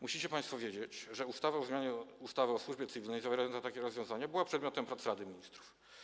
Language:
Polish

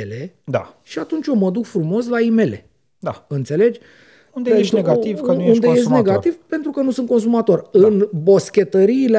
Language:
Romanian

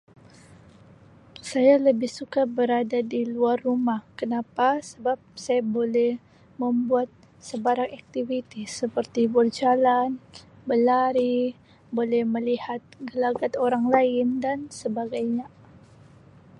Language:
Sabah Malay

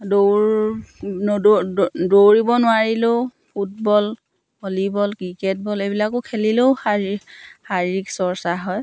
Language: Assamese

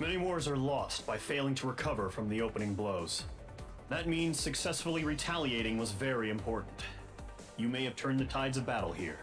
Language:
Polish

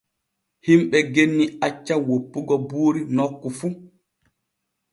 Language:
Borgu Fulfulde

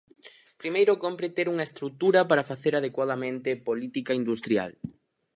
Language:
Galician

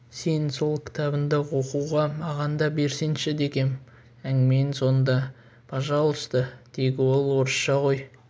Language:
Kazakh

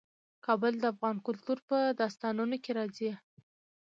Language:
Pashto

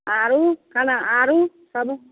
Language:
Maithili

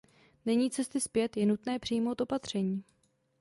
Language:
Czech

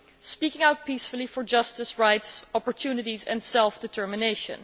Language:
English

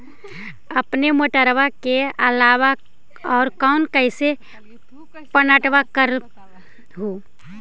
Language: Magahi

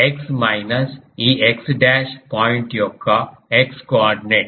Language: Telugu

